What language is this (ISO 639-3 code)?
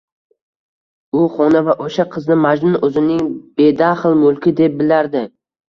uzb